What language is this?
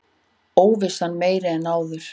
Icelandic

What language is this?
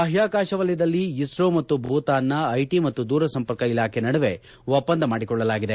Kannada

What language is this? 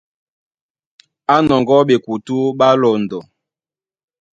Duala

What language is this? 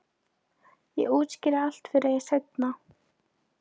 Icelandic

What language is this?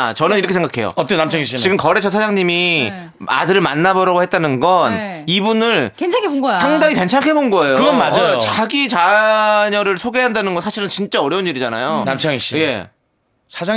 Korean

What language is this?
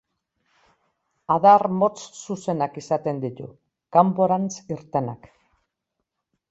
Basque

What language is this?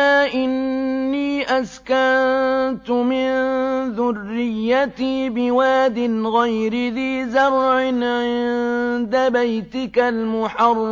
Arabic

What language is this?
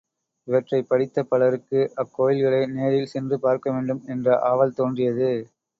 Tamil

